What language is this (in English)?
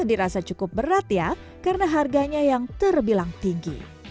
Indonesian